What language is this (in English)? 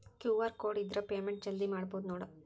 Kannada